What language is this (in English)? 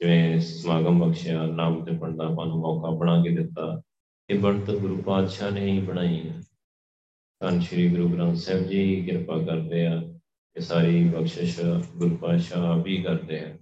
Punjabi